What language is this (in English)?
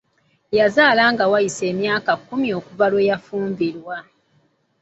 Ganda